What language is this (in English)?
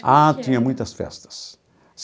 Portuguese